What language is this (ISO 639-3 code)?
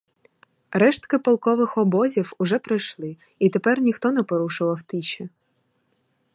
ukr